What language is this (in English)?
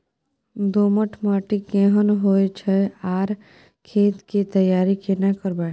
Maithili